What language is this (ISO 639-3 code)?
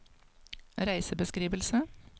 nor